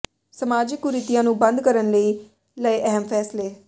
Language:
Punjabi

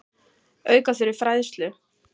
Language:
Icelandic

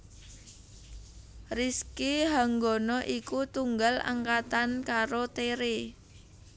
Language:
Javanese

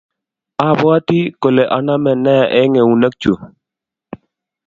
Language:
Kalenjin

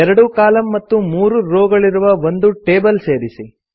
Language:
Kannada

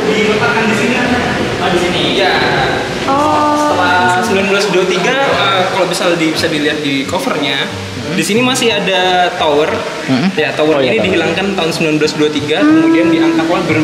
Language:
Indonesian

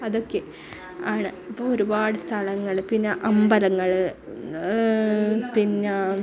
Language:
Malayalam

